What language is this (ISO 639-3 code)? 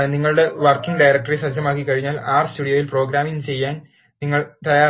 mal